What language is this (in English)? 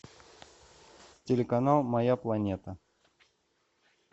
Russian